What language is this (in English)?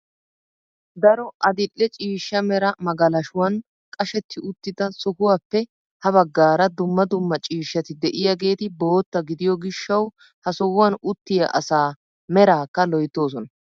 Wolaytta